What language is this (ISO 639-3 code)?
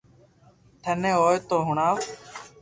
lrk